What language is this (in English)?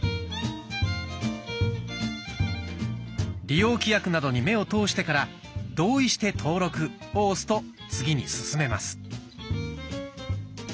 Japanese